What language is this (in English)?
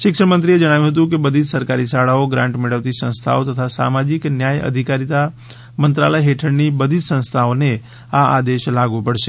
Gujarati